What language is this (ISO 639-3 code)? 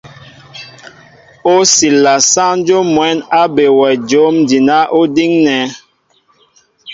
mbo